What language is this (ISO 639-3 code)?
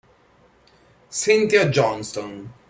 ita